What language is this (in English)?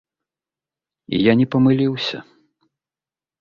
Belarusian